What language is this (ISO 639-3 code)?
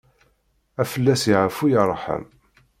kab